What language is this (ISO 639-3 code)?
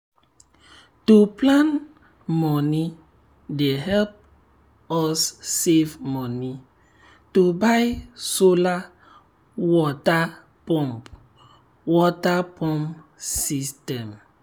pcm